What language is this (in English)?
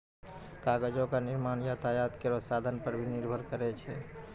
Maithili